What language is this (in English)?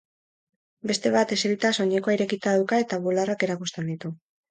Basque